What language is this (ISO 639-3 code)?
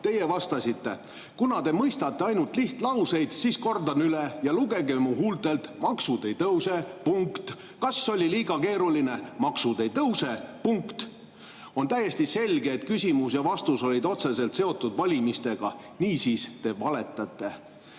est